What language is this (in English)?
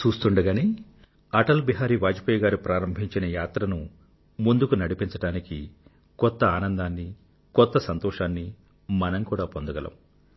Telugu